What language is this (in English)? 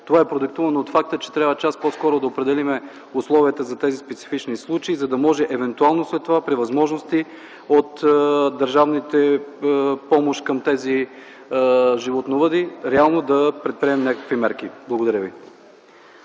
Bulgarian